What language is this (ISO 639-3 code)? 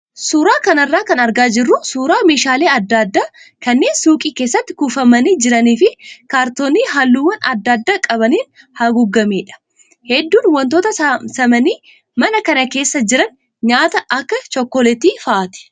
orm